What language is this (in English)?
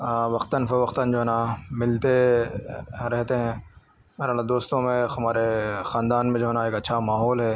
Urdu